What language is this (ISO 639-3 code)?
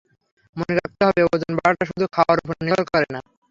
ben